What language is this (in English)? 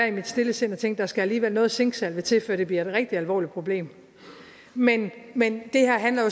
Danish